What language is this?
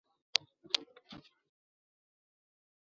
Chinese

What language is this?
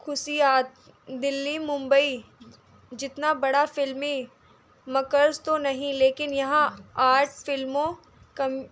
Urdu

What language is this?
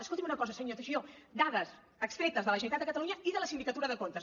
Catalan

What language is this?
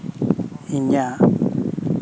Santali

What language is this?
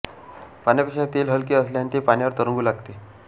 Marathi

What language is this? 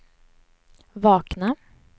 Swedish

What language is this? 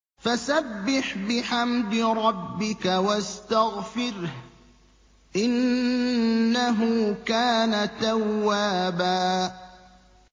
Arabic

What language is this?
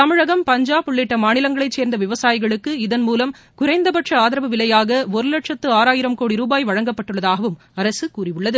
Tamil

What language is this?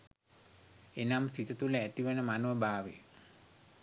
Sinhala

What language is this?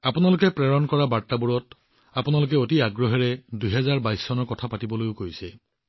Assamese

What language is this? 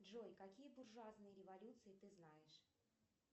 Russian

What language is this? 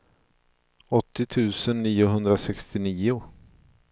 Swedish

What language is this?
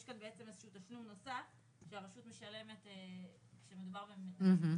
Hebrew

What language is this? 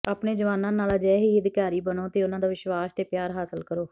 Punjabi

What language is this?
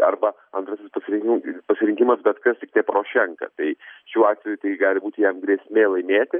Lithuanian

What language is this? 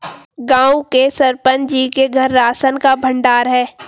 Hindi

